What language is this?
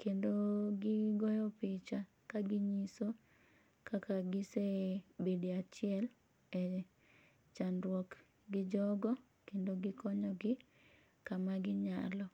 Luo (Kenya and Tanzania)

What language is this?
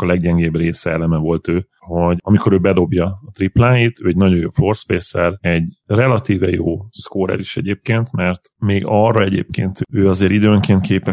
Hungarian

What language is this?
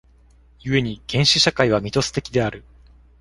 Japanese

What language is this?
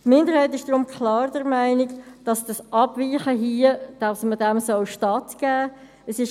Swiss German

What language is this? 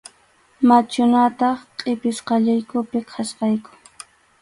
Arequipa-La Unión Quechua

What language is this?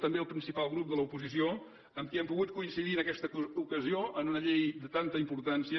Catalan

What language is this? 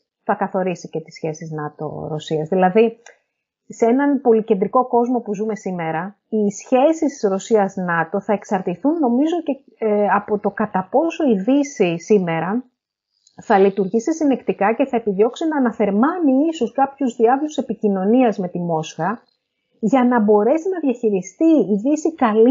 Greek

